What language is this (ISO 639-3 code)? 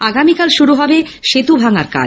ben